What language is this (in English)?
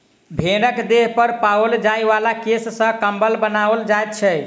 Maithili